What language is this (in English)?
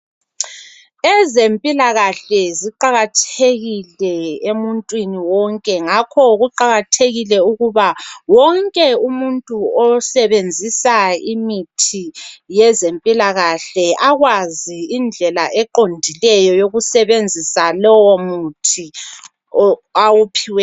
North Ndebele